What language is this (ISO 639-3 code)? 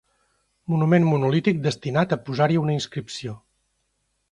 cat